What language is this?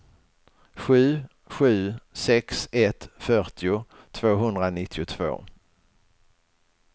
Swedish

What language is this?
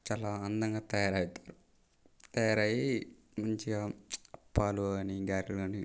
Telugu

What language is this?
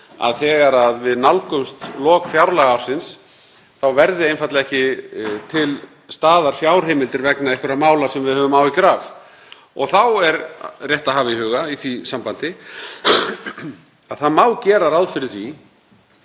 Icelandic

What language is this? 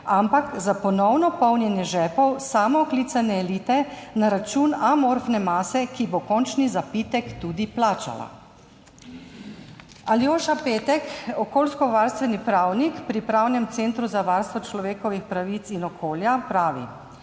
Slovenian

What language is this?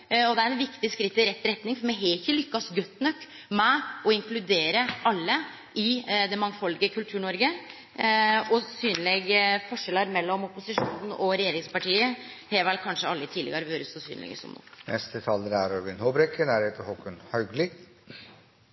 Norwegian Nynorsk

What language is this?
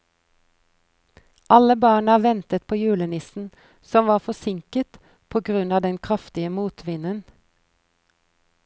Norwegian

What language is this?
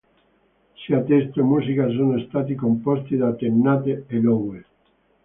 Italian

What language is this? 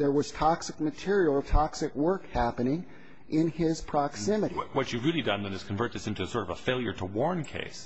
English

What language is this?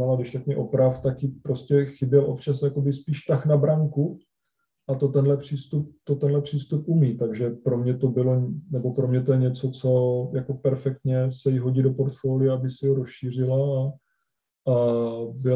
Czech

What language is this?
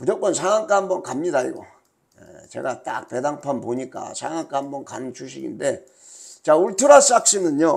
Korean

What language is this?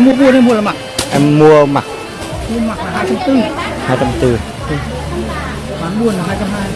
Vietnamese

